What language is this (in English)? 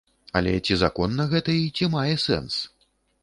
Belarusian